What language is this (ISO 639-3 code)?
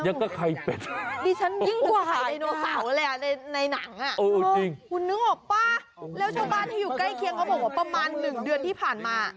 tha